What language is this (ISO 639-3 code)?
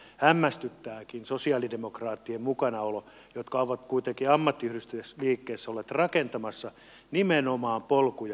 fin